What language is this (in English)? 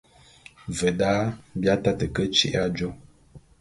Bulu